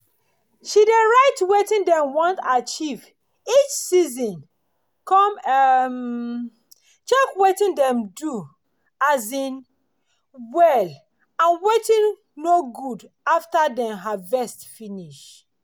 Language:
Nigerian Pidgin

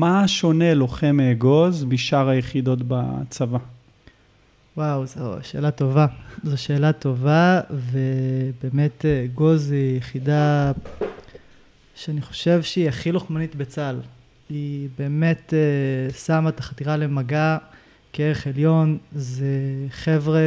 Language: Hebrew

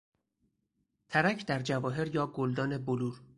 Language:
Persian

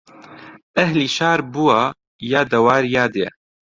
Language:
Central Kurdish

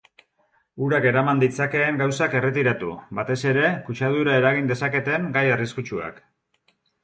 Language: Basque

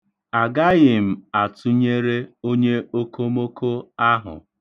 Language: Igbo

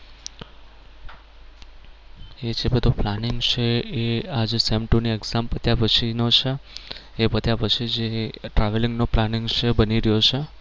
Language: Gujarati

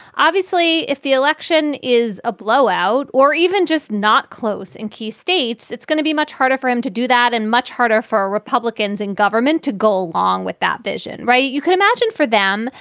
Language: English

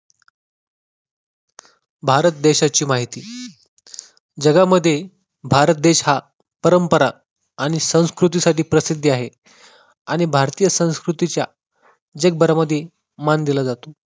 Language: Marathi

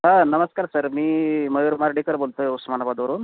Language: Marathi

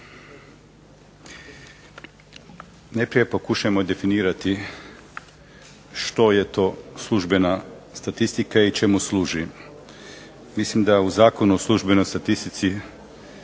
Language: Croatian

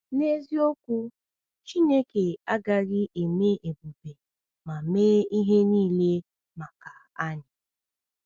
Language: Igbo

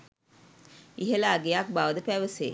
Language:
Sinhala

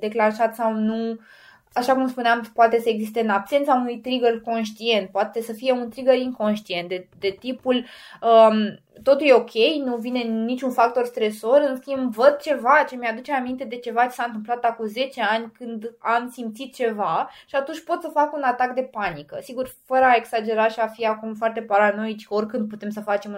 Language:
Romanian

